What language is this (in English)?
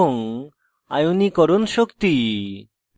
Bangla